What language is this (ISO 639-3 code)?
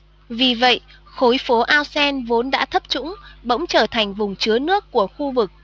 vie